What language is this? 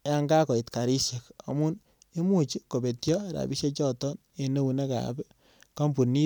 Kalenjin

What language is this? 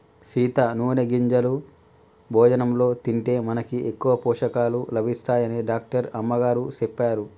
Telugu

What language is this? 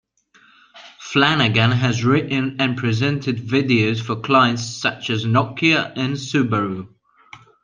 English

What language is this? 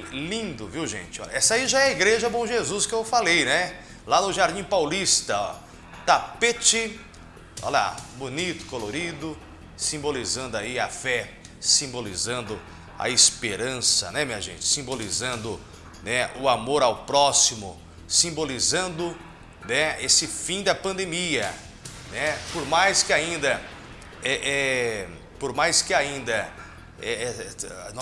Portuguese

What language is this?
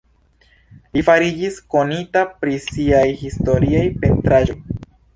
Esperanto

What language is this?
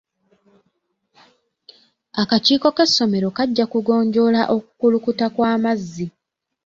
Ganda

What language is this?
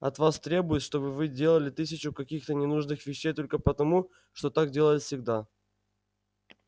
Russian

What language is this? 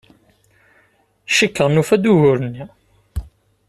Kabyle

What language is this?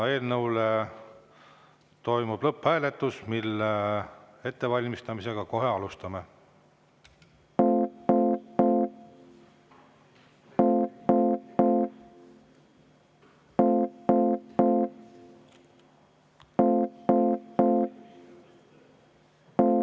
Estonian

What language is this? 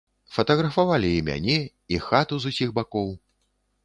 Belarusian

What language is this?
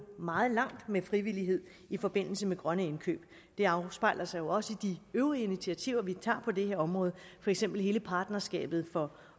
Danish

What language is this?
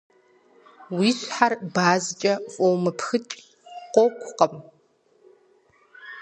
Kabardian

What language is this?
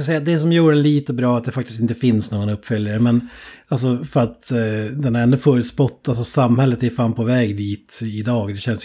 Swedish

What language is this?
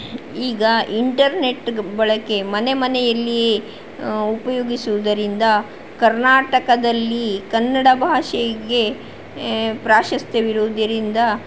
Kannada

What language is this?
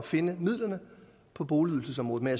Danish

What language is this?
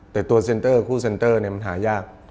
Thai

